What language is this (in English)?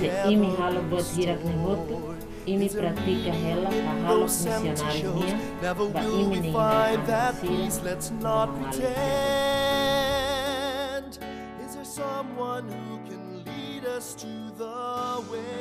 Portuguese